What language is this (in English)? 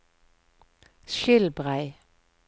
Norwegian